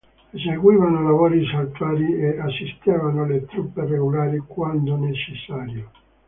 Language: Italian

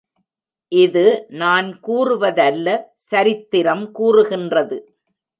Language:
Tamil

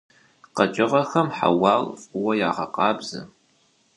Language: Kabardian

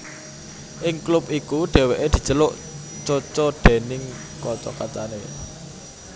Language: Javanese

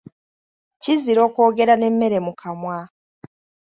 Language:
Ganda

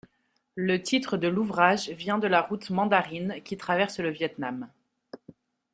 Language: French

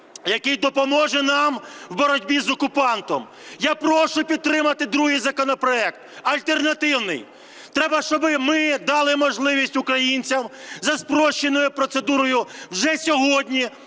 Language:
Ukrainian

